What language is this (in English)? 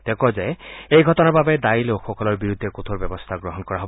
Assamese